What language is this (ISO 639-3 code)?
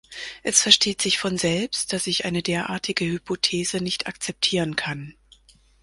deu